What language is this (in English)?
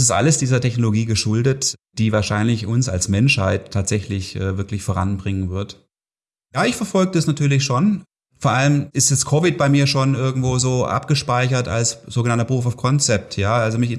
German